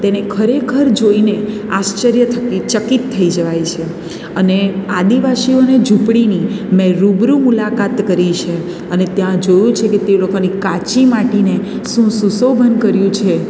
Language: Gujarati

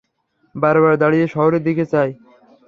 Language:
Bangla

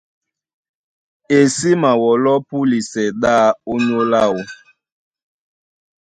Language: Duala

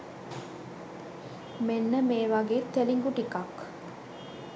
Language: Sinhala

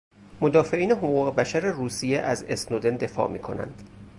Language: Persian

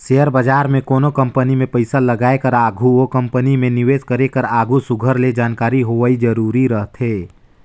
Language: Chhattisgarhi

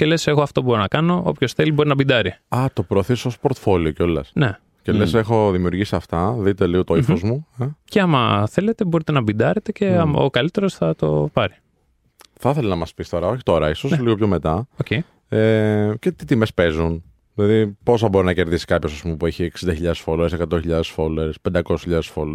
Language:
Greek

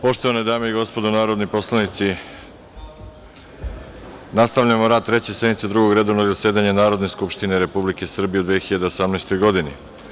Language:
Serbian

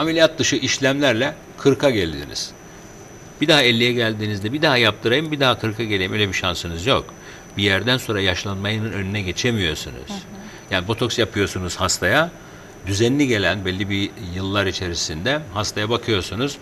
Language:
Turkish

